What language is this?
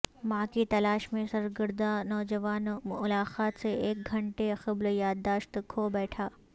Urdu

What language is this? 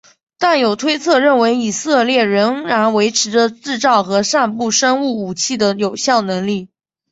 Chinese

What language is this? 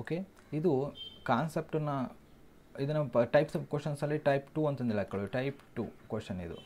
Kannada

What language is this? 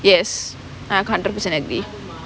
English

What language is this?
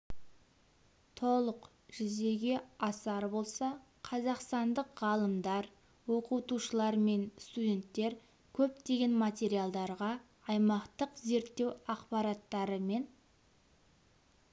Kazakh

